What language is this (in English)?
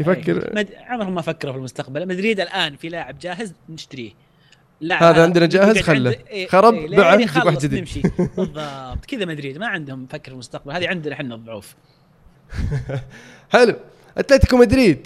Arabic